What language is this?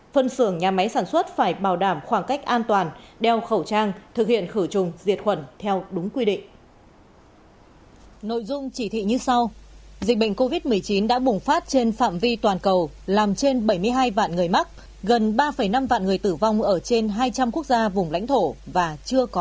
Vietnamese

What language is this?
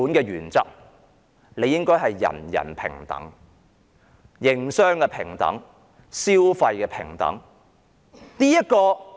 Cantonese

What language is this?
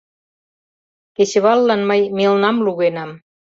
Mari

